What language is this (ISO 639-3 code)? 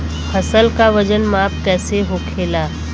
bho